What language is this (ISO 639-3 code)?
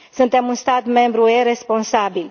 ron